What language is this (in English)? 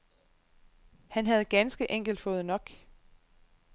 Danish